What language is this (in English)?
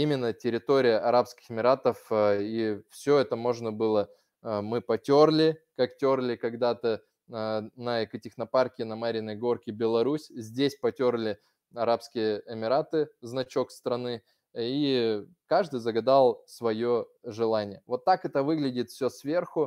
Russian